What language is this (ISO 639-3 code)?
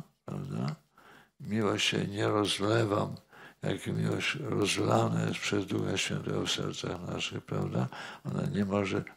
pol